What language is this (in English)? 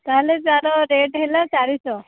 Odia